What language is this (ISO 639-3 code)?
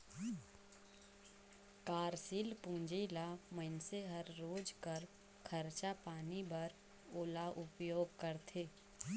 hne